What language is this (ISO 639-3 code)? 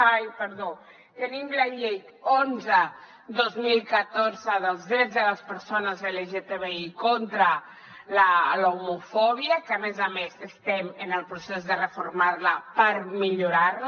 cat